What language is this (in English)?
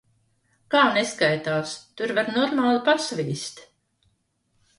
Latvian